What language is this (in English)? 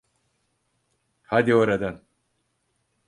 Turkish